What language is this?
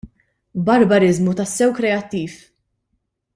Maltese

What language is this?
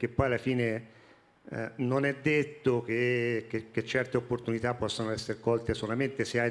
Italian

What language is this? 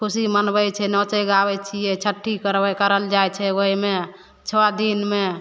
Maithili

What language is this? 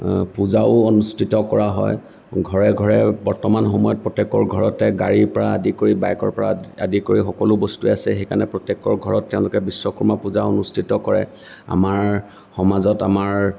Assamese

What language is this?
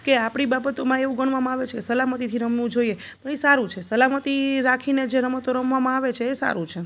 Gujarati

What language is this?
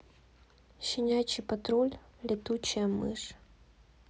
Russian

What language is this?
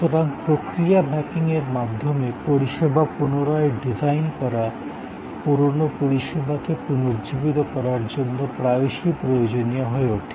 Bangla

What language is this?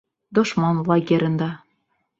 Bashkir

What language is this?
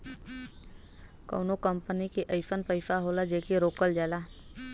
Bhojpuri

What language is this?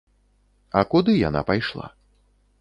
Belarusian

